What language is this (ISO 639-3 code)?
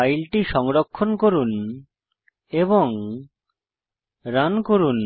ben